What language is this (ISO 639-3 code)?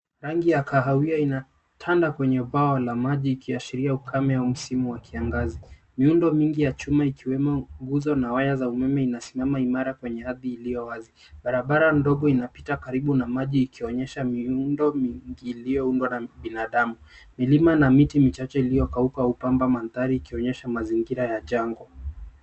swa